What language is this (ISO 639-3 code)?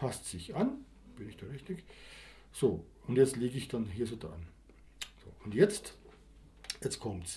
deu